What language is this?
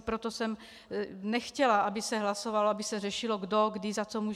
Czech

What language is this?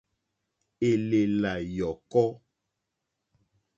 Mokpwe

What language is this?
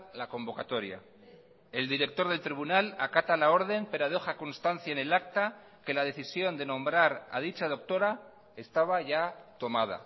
Spanish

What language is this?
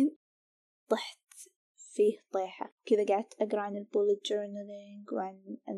Arabic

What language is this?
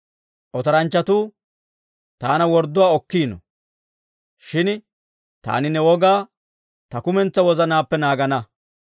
Dawro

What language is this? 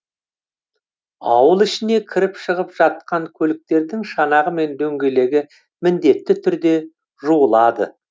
Kazakh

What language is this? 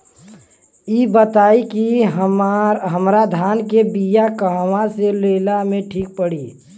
Bhojpuri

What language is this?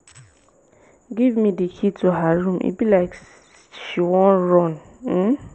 Nigerian Pidgin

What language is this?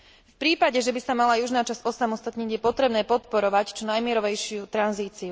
Slovak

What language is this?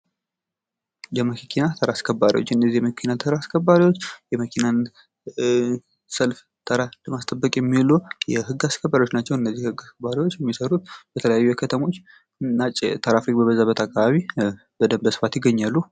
Amharic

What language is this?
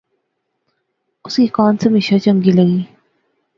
Pahari-Potwari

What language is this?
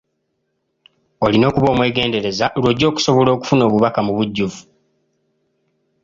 Ganda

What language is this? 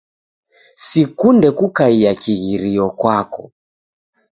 Taita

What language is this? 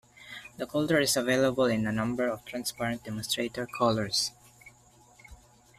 English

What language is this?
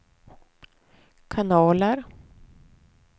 Swedish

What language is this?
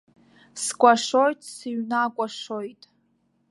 Abkhazian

